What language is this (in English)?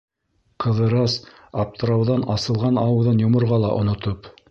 Bashkir